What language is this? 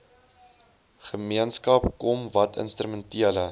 Afrikaans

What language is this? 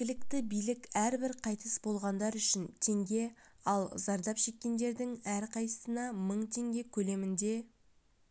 Kazakh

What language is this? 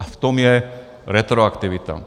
Czech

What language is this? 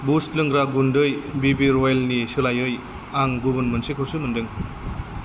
Bodo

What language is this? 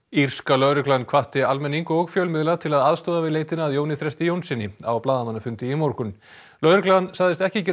Icelandic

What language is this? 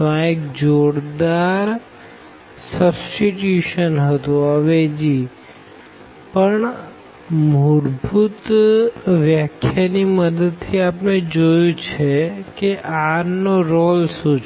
Gujarati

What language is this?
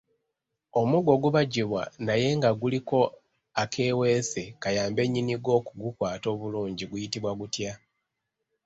Ganda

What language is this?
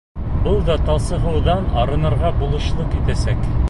Bashkir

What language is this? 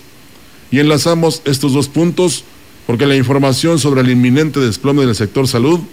Spanish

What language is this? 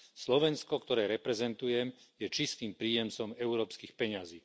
Slovak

